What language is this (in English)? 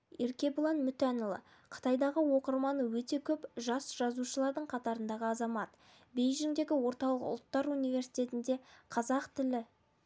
Kazakh